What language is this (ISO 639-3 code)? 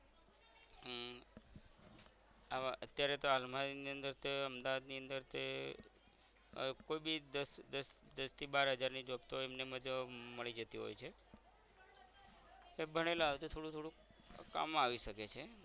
guj